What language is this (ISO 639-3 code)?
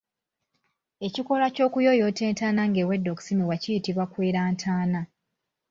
lug